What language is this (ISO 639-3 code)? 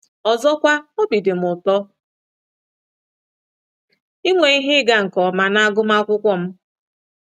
ibo